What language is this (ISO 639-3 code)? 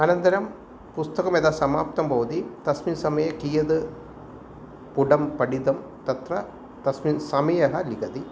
san